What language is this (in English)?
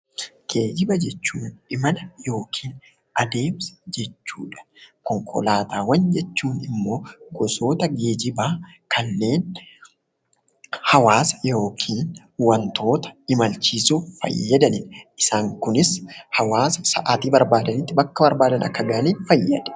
Oromo